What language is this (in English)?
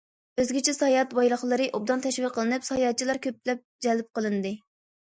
Uyghur